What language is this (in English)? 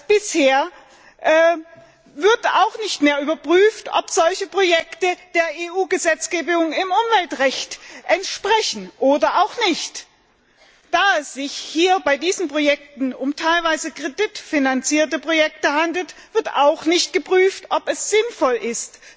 German